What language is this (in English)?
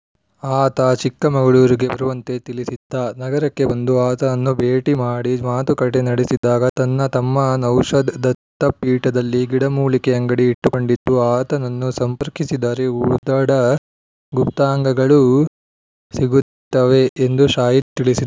Kannada